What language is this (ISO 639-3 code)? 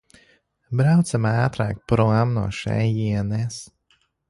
lav